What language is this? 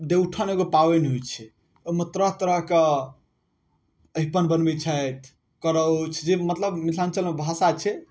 Maithili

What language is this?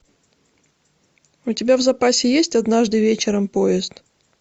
Russian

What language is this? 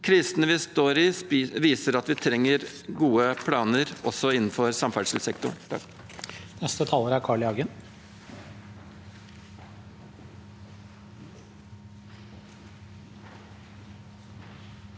Norwegian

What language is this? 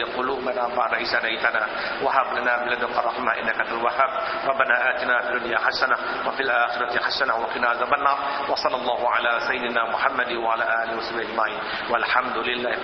Malay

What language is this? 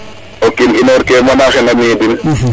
Serer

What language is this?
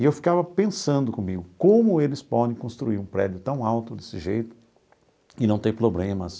Portuguese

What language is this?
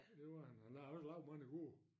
Danish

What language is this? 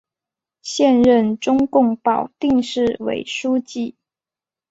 Chinese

